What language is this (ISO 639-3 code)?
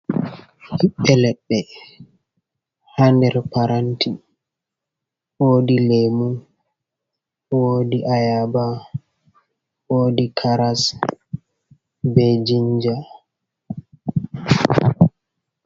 ful